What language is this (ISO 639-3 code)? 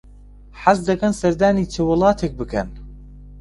ckb